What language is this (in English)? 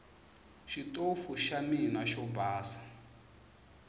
Tsonga